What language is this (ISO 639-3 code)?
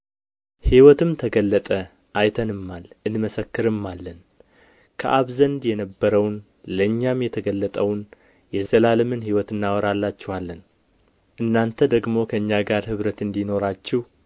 amh